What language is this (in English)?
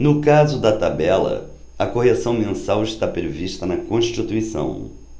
Portuguese